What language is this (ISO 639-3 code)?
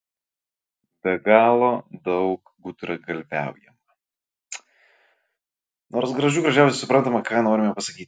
lit